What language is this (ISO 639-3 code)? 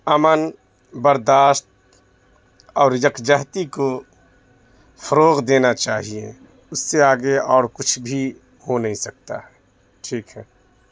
urd